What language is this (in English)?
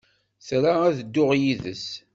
Kabyle